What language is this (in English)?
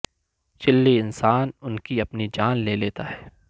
Urdu